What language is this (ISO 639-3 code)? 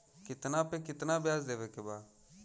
bho